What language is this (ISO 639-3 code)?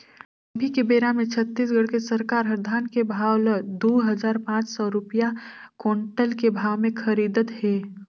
hne